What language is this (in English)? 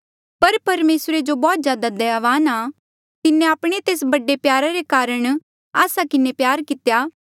Mandeali